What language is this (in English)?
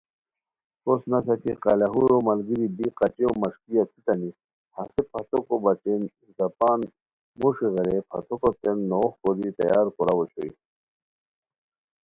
Khowar